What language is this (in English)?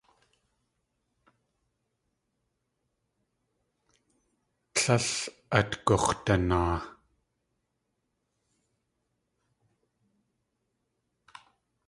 Tlingit